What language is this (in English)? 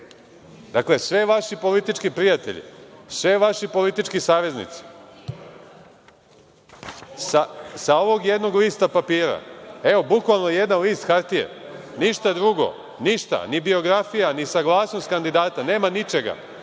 Serbian